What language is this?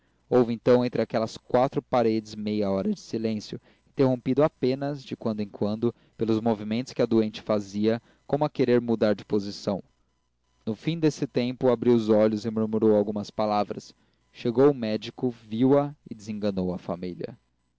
Portuguese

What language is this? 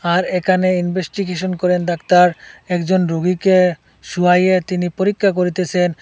Bangla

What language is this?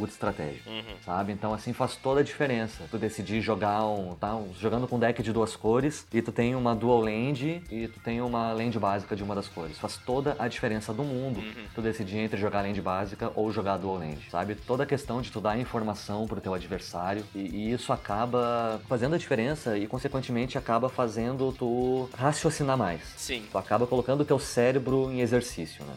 Portuguese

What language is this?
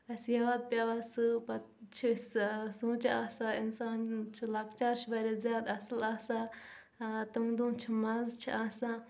Kashmiri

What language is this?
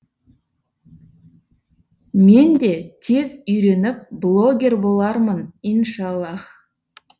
Kazakh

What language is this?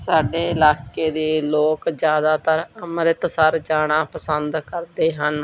Punjabi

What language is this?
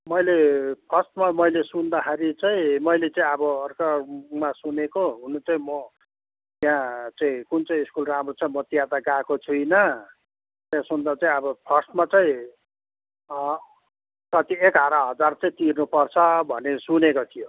Nepali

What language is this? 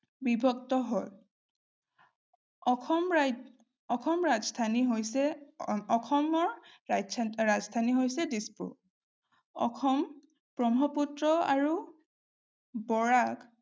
Assamese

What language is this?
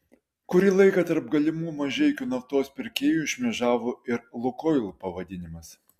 Lithuanian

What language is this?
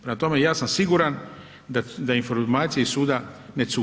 Croatian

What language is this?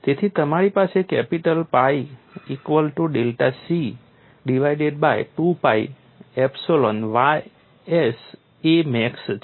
Gujarati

